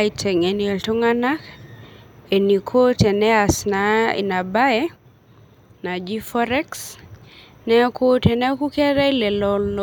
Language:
Masai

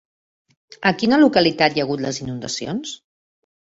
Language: Catalan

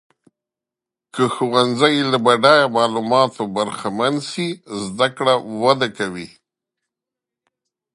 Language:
Pashto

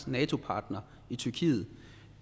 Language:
Danish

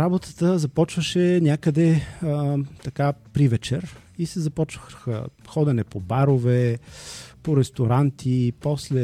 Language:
Bulgarian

